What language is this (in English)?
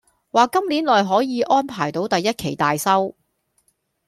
Cantonese